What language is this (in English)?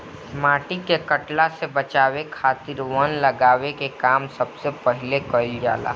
Bhojpuri